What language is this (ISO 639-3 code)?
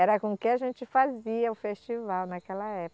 por